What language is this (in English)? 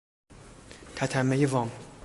Persian